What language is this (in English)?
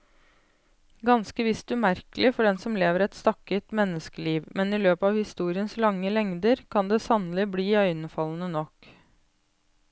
Norwegian